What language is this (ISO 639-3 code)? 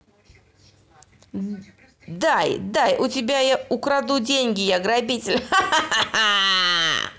rus